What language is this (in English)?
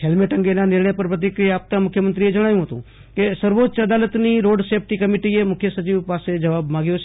Gujarati